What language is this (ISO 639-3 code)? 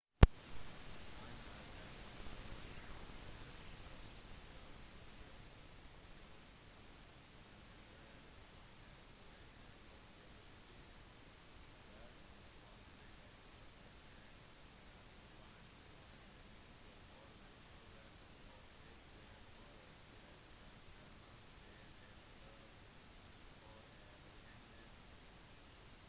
nob